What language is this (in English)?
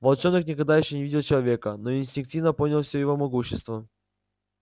Russian